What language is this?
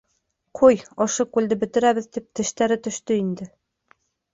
Bashkir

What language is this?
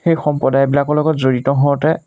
Assamese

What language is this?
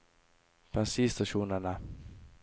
Norwegian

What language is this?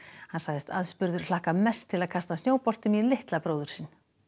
Icelandic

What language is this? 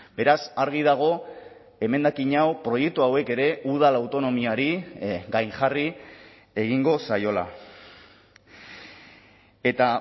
Basque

